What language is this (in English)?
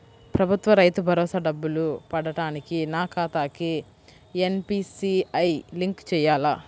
Telugu